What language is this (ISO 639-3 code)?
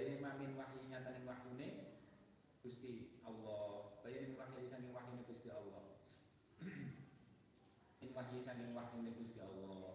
ind